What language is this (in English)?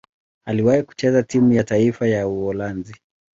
Swahili